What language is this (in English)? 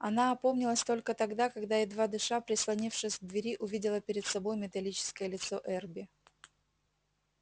Russian